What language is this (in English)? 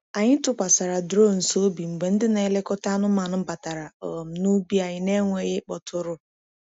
Igbo